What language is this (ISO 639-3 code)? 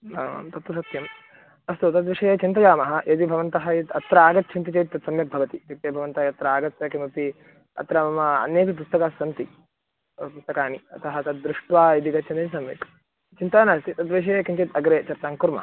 san